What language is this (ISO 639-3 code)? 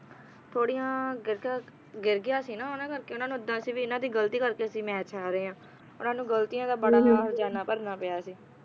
pan